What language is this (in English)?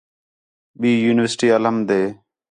Khetrani